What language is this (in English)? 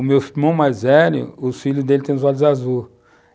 Portuguese